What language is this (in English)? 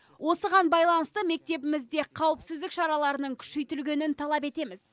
Kazakh